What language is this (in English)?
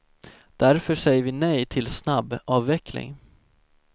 Swedish